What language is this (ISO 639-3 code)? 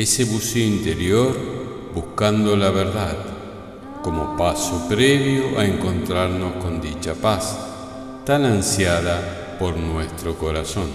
spa